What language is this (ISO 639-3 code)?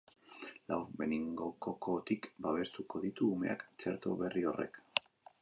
eus